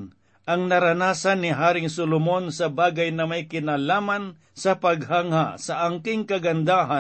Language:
Filipino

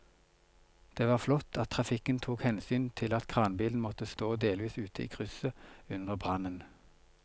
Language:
Norwegian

